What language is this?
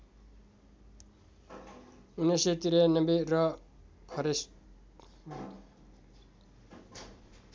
Nepali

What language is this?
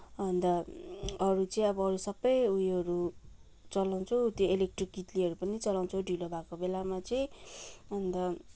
Nepali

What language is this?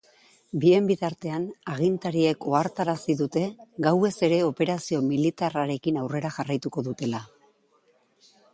Basque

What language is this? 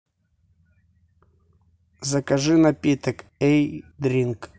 Russian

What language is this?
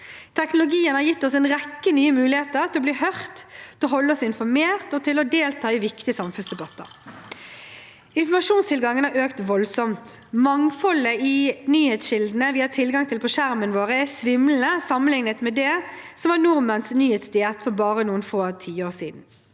Norwegian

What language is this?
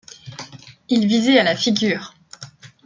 French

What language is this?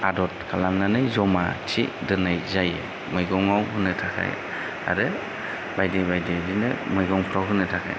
Bodo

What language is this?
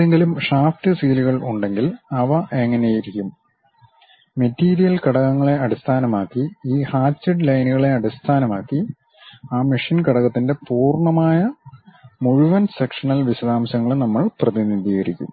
Malayalam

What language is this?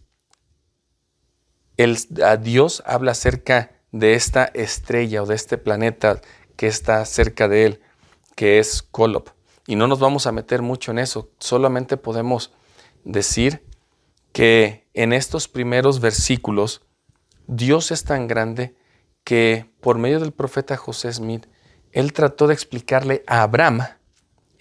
Spanish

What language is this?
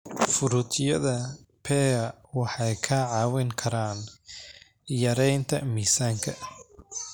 Somali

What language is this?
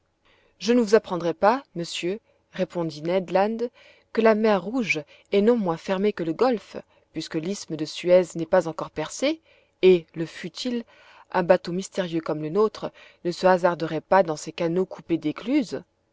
French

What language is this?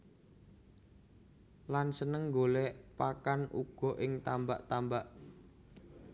Javanese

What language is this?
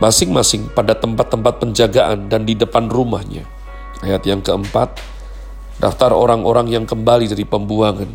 Indonesian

